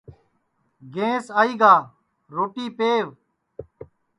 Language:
Sansi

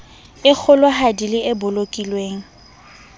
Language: Southern Sotho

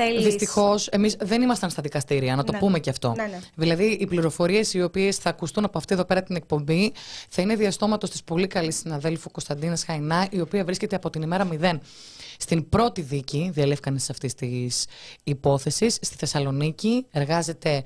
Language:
Greek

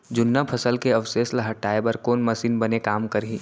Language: Chhattisgarhi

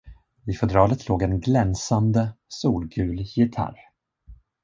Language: Swedish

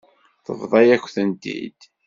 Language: Kabyle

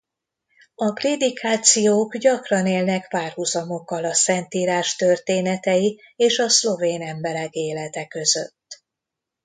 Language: Hungarian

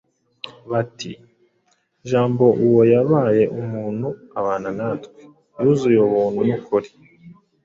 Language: Kinyarwanda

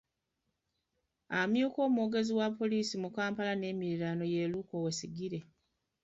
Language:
Ganda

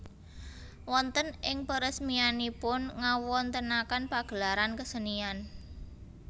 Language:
Javanese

